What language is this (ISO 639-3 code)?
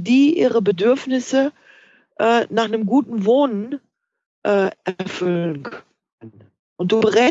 deu